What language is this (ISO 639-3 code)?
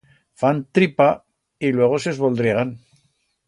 arg